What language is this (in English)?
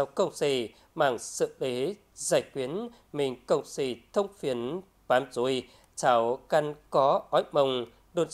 Vietnamese